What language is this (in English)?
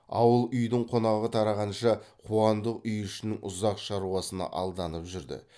Kazakh